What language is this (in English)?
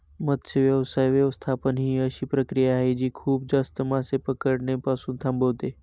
Marathi